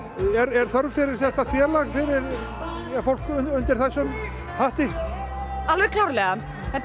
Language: Icelandic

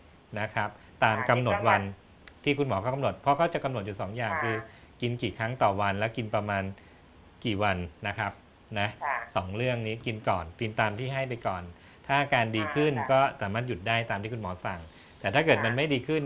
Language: Thai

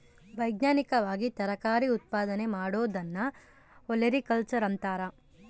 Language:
Kannada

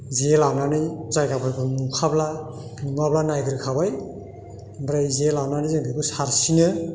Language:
Bodo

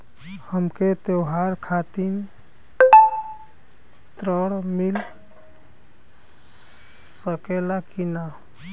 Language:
Bhojpuri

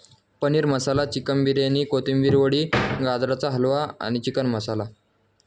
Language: Marathi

